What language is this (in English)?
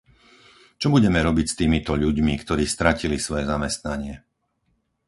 Slovak